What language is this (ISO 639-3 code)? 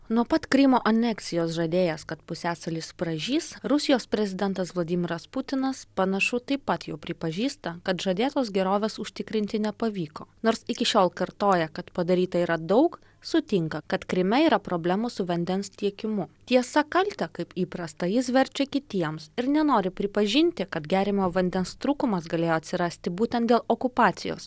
lit